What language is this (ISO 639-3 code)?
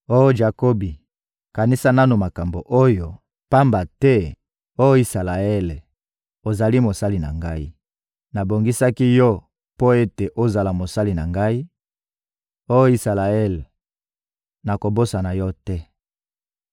lin